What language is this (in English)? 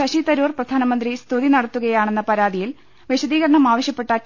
Malayalam